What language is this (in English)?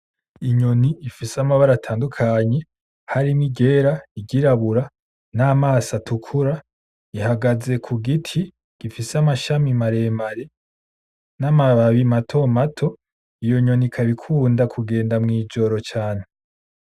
Rundi